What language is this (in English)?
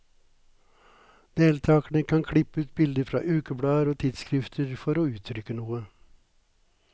Norwegian